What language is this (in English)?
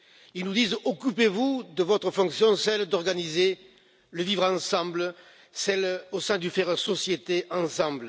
French